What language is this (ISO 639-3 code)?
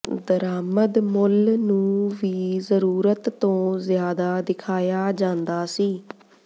pan